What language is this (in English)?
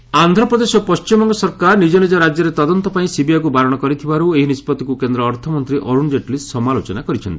Odia